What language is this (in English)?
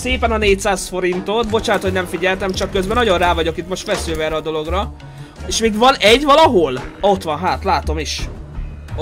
Hungarian